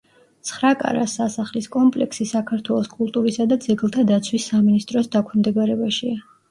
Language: Georgian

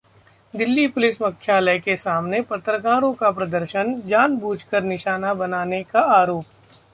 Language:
Hindi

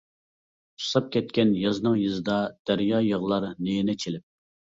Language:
Uyghur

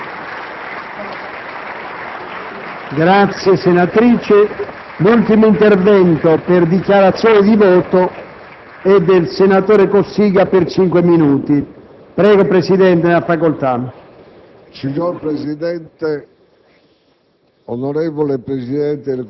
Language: Italian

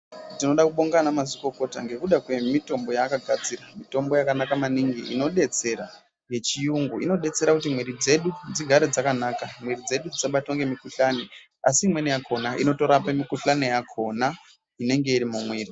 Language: Ndau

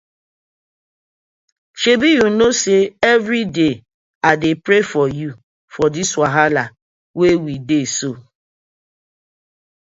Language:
Nigerian Pidgin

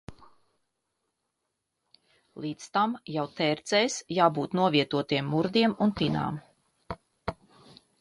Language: Latvian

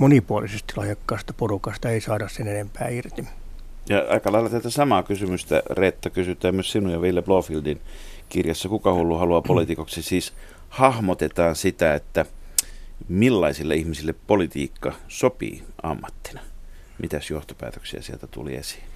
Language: Finnish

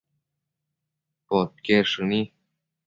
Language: Matsés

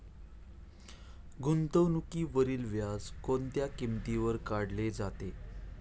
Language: Marathi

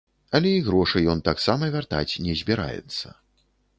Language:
Belarusian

